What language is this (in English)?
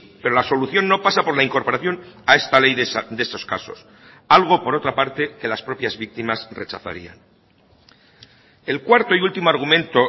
Spanish